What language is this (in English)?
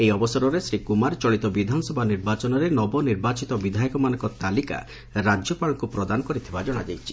Odia